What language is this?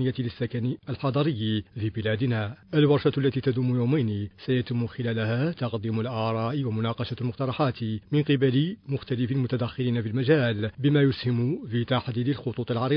Arabic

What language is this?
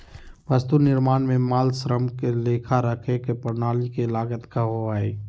Magahi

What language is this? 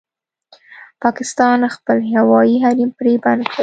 Pashto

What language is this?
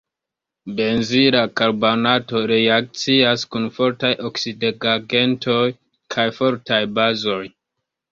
Esperanto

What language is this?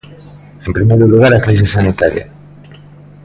Galician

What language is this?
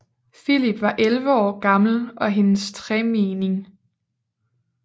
Danish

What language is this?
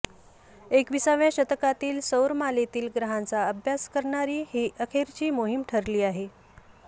Marathi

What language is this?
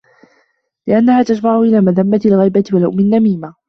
Arabic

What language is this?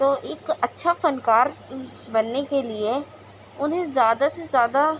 Urdu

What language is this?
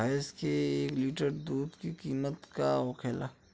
Bhojpuri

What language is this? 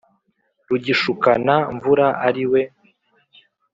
Kinyarwanda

